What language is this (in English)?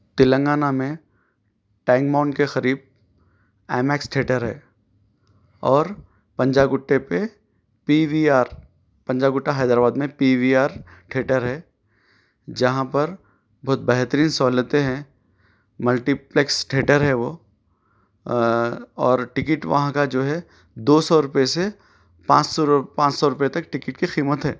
Urdu